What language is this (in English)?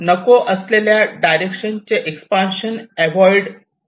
Marathi